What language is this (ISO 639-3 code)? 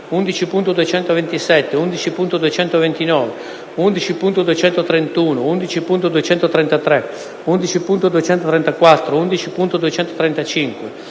ita